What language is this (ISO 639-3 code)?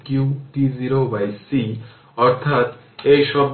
ben